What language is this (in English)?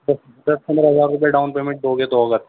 Urdu